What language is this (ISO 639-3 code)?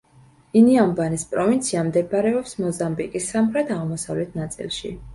kat